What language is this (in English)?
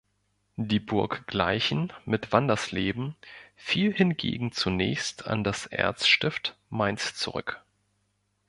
German